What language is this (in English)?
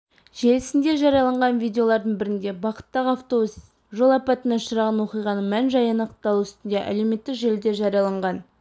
Kazakh